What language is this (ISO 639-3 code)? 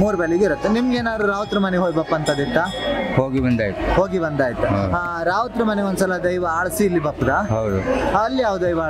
kan